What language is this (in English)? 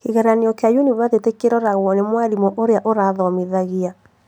Kikuyu